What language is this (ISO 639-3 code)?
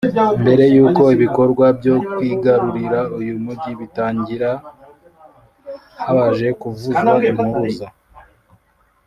kin